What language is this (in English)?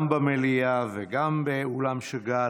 Hebrew